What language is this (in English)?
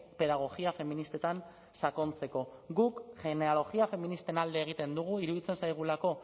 Basque